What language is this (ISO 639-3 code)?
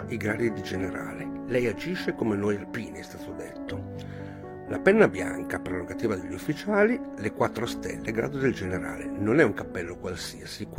ita